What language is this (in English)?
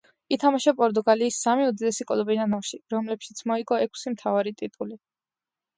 Georgian